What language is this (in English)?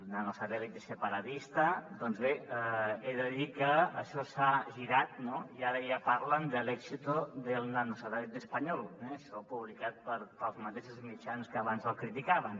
Catalan